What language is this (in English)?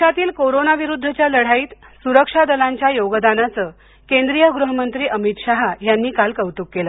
Marathi